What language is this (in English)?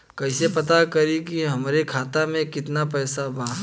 Bhojpuri